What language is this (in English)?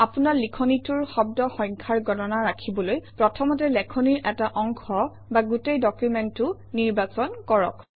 Assamese